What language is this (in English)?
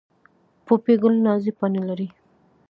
Pashto